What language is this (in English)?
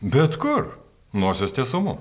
Lithuanian